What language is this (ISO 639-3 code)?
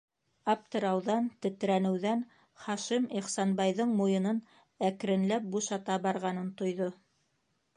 bak